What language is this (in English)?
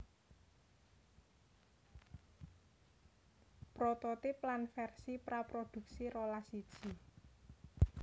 Javanese